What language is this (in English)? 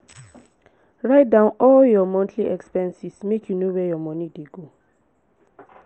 Nigerian Pidgin